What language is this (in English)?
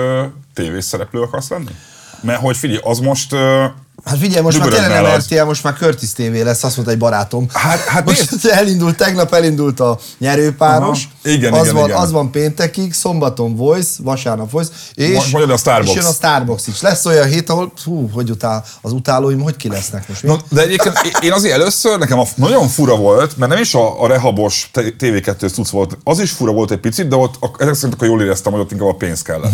Hungarian